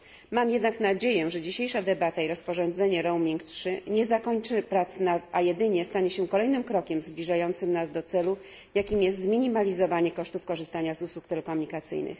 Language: Polish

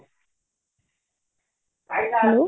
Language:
Odia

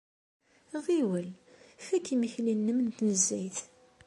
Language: Kabyle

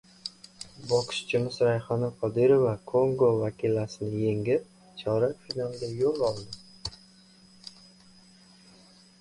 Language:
Uzbek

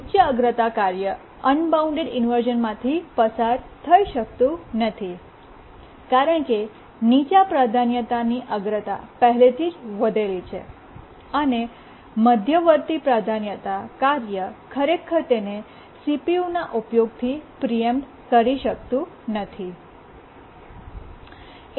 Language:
Gujarati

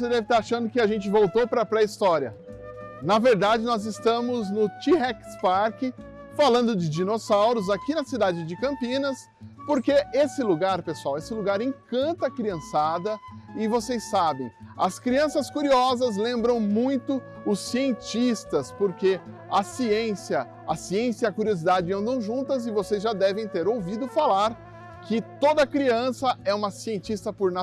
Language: Portuguese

